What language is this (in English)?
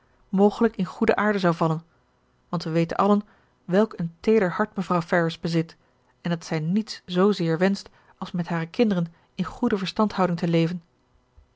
Dutch